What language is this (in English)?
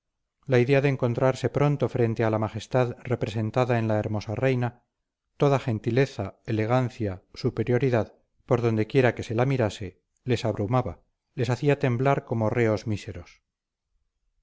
Spanish